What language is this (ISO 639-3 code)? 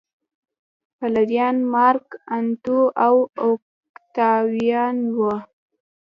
pus